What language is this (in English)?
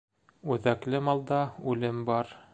Bashkir